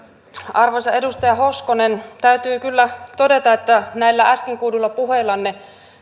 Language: Finnish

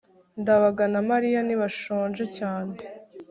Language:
Kinyarwanda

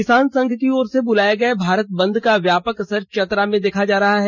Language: Hindi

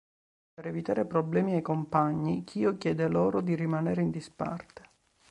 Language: Italian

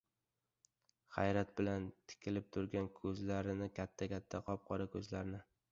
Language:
Uzbek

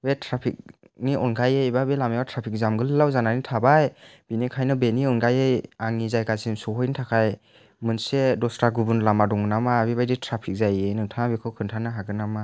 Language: Bodo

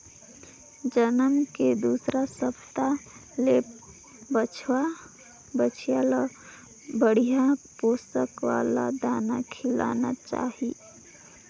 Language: Chhattisgarhi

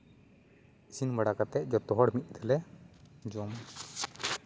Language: Santali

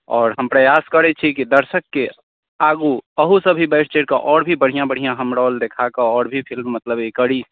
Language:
Maithili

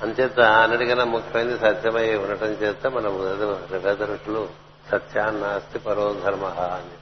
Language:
Telugu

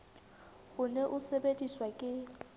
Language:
Southern Sotho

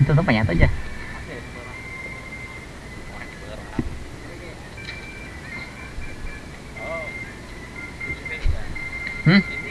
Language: Indonesian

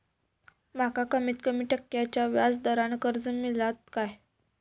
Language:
Marathi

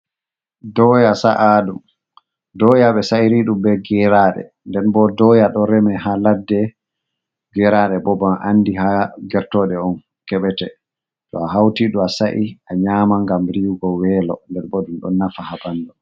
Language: Fula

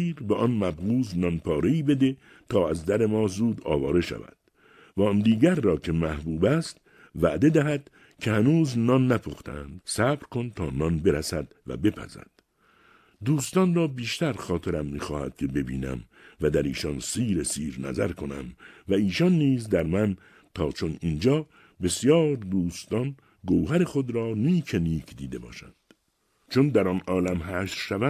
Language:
Persian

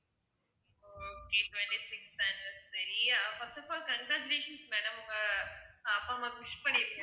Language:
Tamil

